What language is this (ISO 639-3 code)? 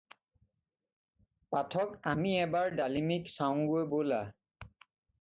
asm